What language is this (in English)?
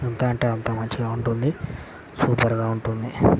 Telugu